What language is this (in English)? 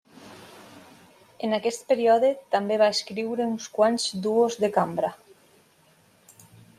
Catalan